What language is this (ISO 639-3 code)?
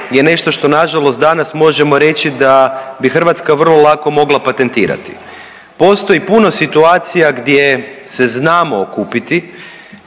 hrv